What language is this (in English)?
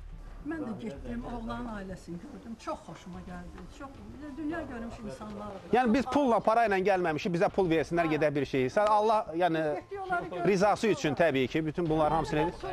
Turkish